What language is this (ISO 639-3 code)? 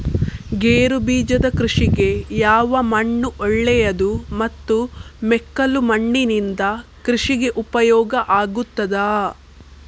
kan